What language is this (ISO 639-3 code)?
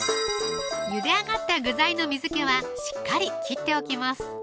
jpn